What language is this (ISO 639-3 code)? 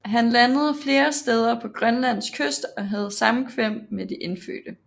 dan